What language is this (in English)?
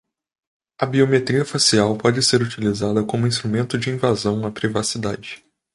Portuguese